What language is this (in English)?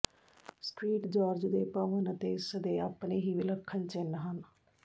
Punjabi